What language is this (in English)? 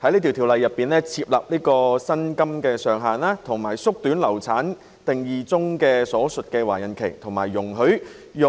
Cantonese